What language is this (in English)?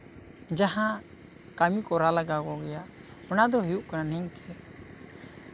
Santali